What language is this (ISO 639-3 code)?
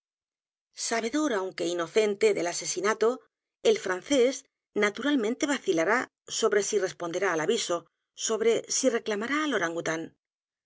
spa